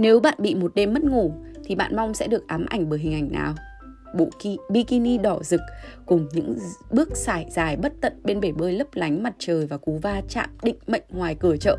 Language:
Vietnamese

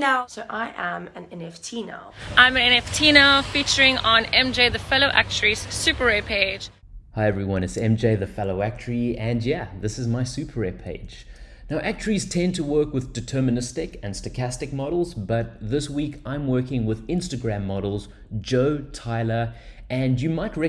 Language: English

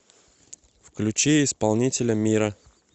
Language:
Russian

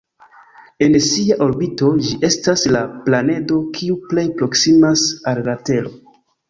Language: Esperanto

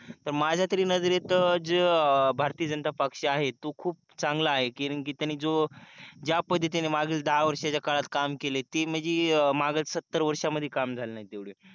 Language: Marathi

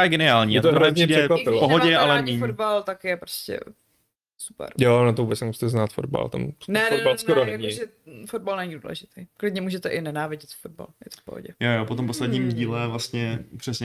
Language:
Czech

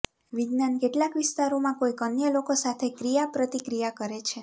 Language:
Gujarati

